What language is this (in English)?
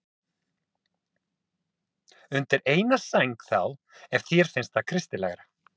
Icelandic